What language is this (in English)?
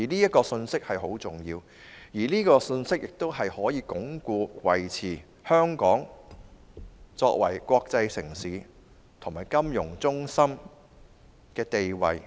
Cantonese